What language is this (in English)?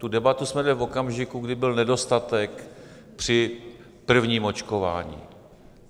Czech